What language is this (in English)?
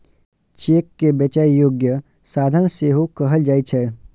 Maithili